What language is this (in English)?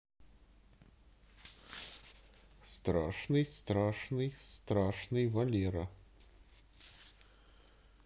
Russian